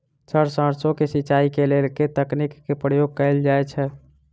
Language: Maithili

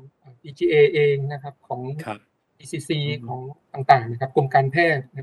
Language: Thai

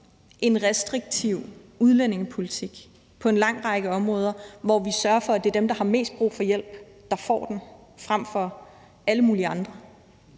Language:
Danish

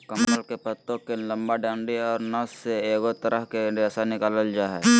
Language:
Magahi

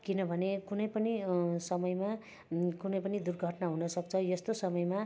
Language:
Nepali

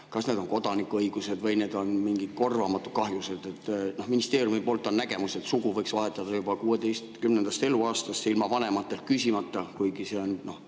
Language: Estonian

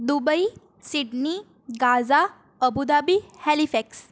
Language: Gujarati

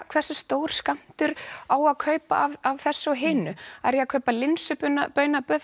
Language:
Icelandic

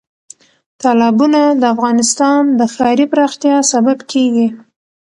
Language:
Pashto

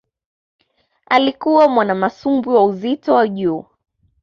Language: Swahili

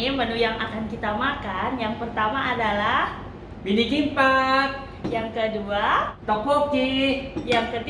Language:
Indonesian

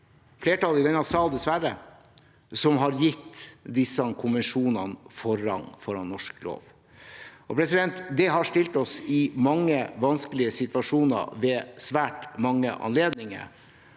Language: Norwegian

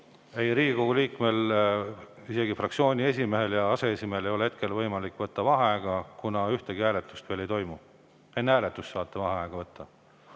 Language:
Estonian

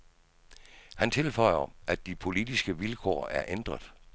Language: Danish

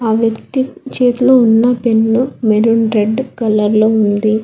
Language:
Telugu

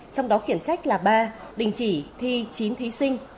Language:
Vietnamese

